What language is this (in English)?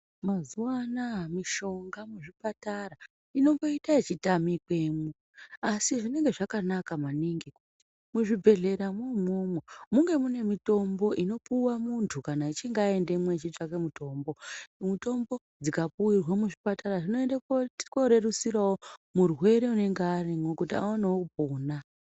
Ndau